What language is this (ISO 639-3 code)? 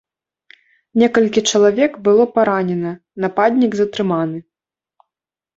bel